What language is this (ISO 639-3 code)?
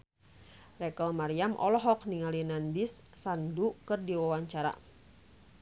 sun